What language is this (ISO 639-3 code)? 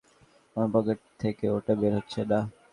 ben